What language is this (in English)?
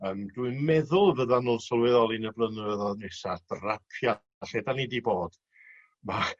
Welsh